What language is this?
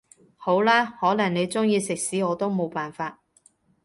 Cantonese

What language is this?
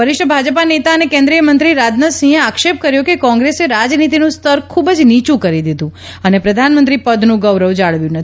Gujarati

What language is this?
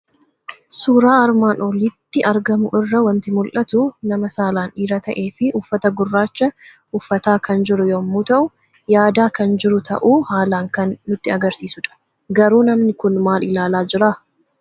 Oromo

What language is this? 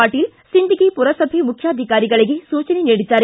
Kannada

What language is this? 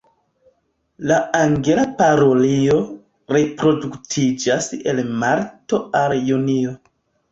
Esperanto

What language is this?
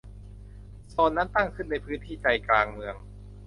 Thai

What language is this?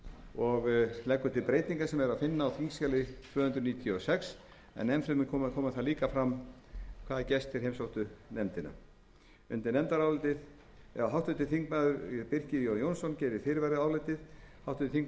Icelandic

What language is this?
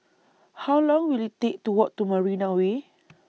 English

